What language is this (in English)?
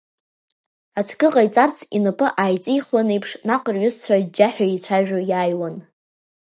Abkhazian